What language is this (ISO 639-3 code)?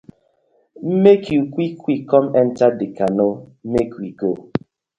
pcm